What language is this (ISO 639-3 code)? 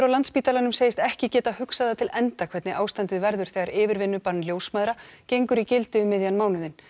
isl